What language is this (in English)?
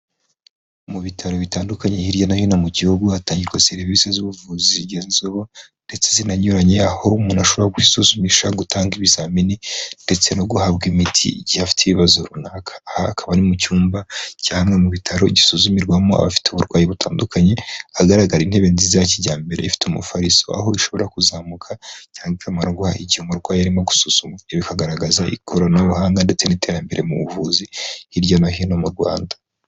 Kinyarwanda